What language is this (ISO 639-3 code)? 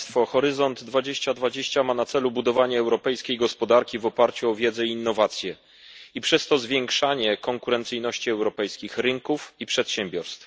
pol